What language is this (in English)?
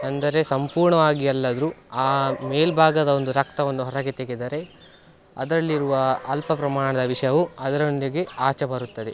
Kannada